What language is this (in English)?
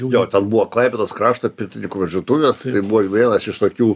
Lithuanian